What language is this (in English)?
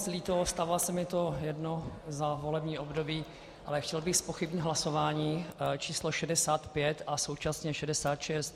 Czech